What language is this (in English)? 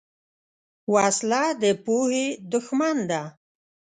Pashto